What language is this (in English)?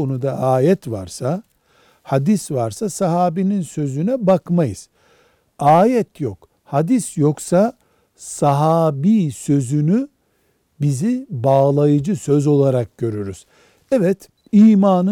Turkish